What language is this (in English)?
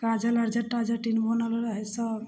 Maithili